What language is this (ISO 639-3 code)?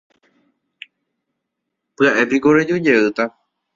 grn